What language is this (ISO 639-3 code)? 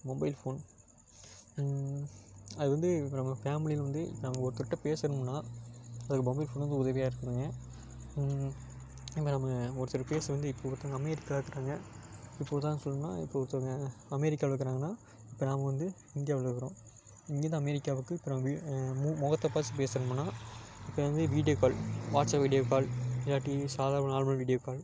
tam